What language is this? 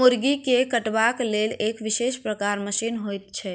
Maithili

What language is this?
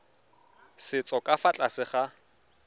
Tswana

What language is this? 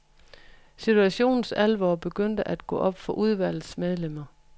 Danish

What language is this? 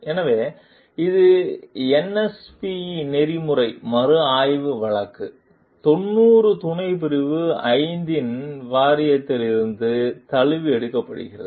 Tamil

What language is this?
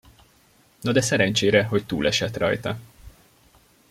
Hungarian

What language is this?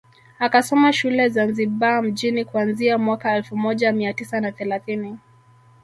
Swahili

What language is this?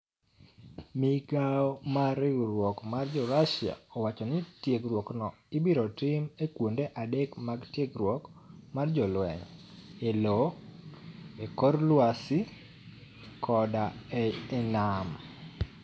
Luo (Kenya and Tanzania)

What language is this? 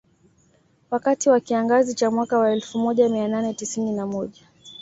Swahili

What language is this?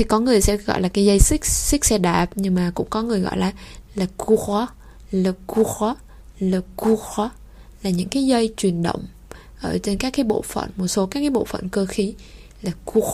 Vietnamese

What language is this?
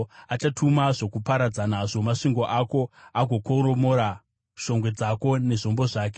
Shona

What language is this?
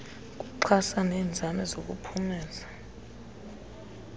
Xhosa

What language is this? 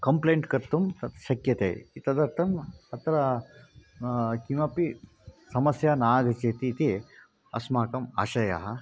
Sanskrit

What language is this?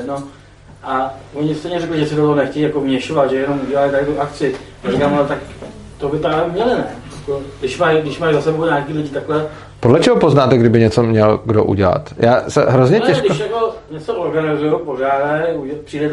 Czech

